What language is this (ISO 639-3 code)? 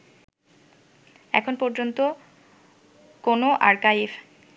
ben